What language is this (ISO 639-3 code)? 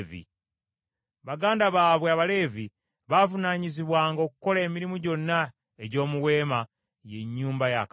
lug